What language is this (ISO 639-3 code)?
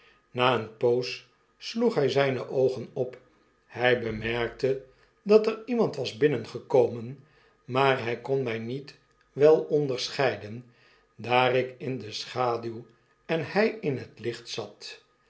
nld